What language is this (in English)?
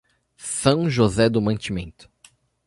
Portuguese